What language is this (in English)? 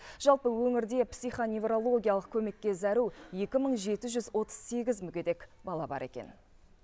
Kazakh